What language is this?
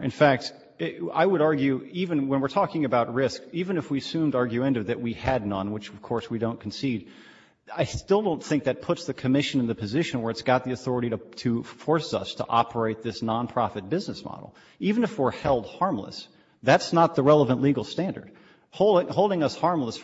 English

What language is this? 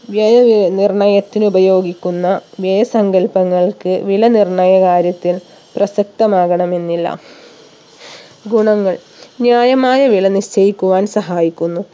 Malayalam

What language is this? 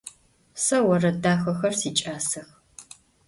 Adyghe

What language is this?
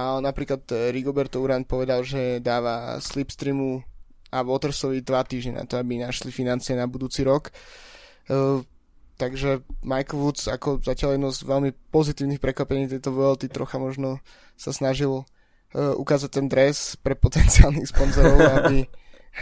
Slovak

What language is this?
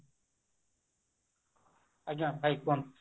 Odia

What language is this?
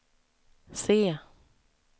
Swedish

